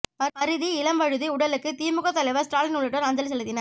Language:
Tamil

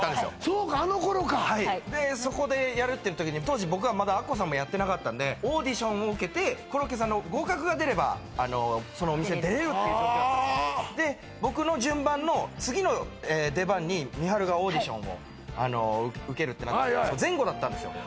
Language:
Japanese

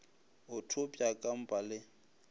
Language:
Northern Sotho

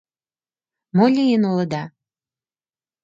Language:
Mari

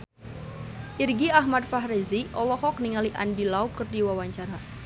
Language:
Sundanese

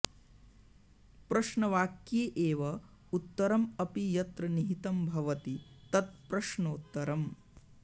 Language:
Sanskrit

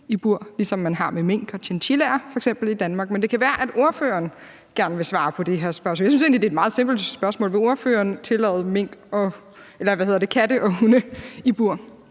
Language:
Danish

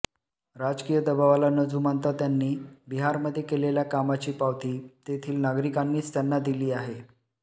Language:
Marathi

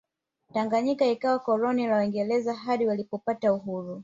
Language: Swahili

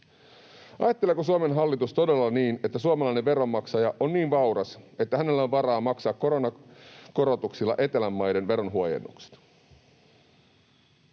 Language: Finnish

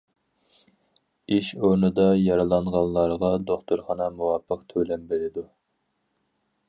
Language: Uyghur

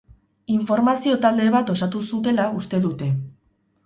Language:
Basque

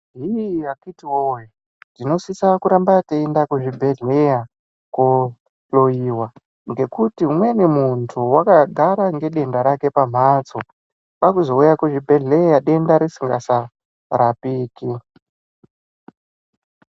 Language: Ndau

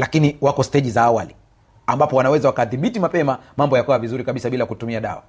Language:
Swahili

